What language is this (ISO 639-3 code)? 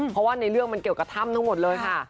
tha